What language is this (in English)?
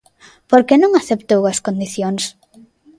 Galician